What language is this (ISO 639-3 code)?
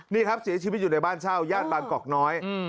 tha